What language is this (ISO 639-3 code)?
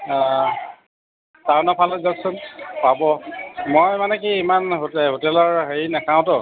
asm